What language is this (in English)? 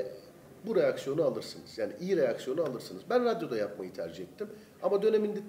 Turkish